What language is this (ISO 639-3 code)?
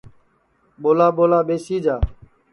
ssi